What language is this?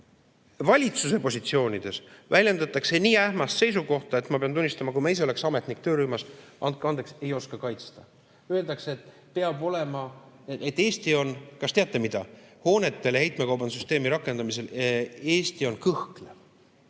Estonian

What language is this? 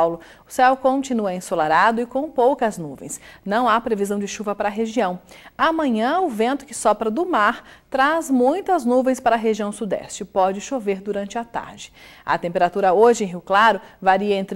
Portuguese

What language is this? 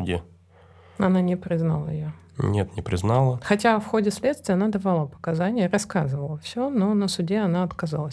Russian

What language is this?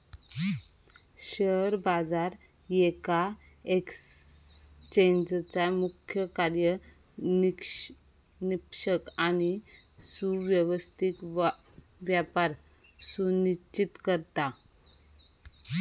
Marathi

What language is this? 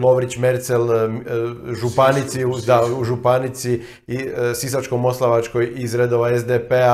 Croatian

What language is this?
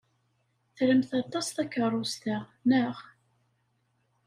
Kabyle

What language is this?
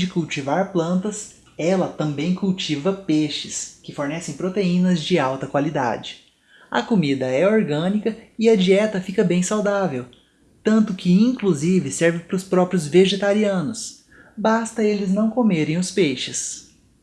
Portuguese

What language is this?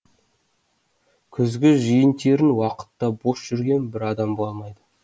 Kazakh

